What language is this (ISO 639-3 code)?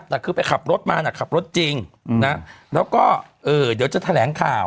tha